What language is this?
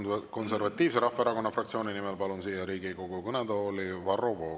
Estonian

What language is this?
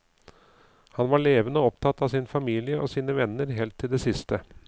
Norwegian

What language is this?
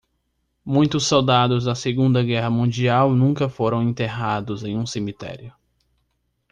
Portuguese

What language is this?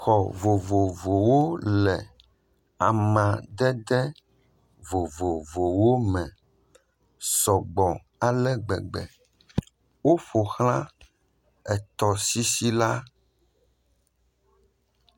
Ewe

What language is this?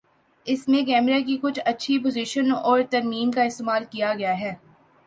Urdu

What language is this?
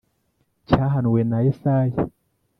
Kinyarwanda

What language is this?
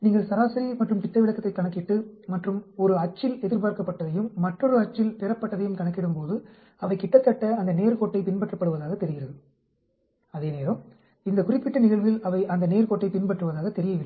Tamil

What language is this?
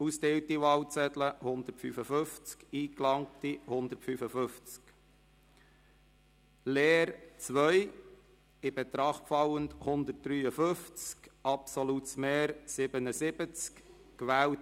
Swiss German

